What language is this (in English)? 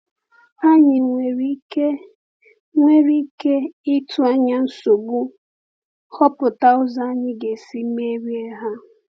Igbo